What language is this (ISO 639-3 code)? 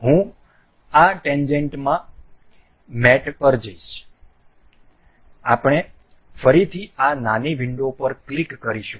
guj